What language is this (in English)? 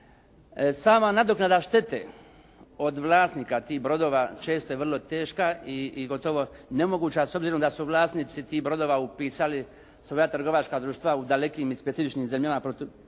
Croatian